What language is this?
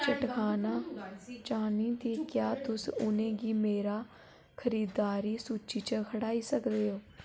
Dogri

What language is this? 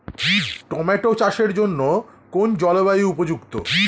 Bangla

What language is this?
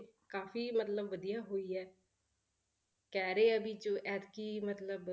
Punjabi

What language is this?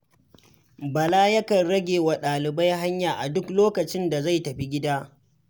Hausa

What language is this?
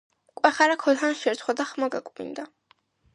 Georgian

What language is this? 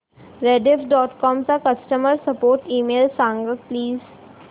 Marathi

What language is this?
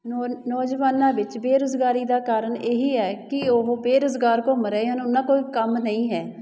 Punjabi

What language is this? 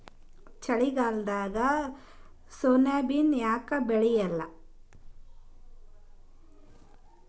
Kannada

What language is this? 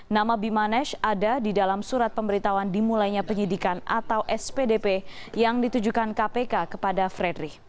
Indonesian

